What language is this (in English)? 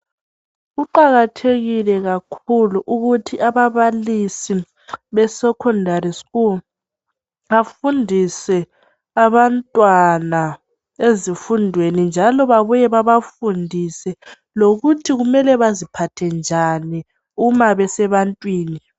North Ndebele